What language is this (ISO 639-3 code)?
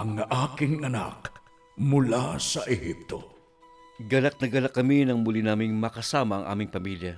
fil